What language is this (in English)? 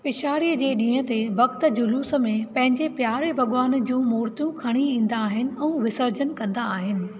Sindhi